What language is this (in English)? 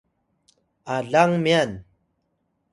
Atayal